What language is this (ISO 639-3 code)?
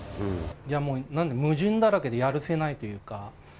jpn